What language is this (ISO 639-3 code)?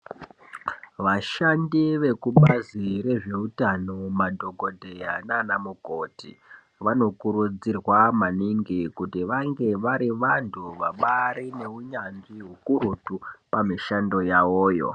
ndc